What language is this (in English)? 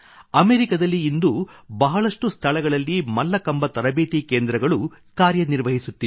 Kannada